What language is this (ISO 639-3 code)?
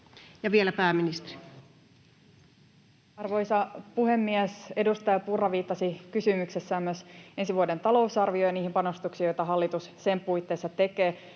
fin